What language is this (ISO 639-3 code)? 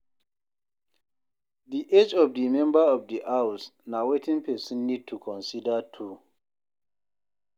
pcm